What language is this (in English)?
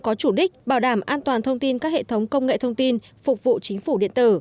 Vietnamese